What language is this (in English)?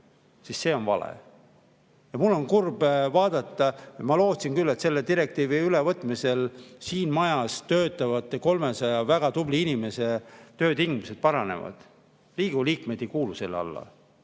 Estonian